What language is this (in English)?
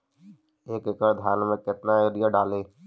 Magahi